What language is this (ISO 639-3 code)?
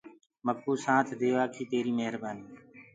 ggg